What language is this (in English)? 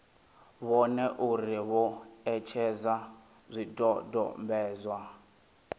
Venda